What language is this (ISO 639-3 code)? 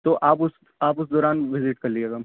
urd